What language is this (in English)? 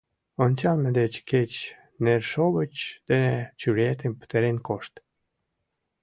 Mari